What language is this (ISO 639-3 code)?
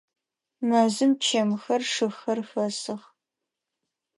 ady